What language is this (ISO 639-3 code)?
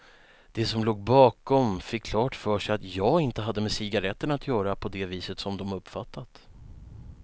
swe